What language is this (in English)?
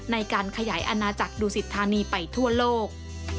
Thai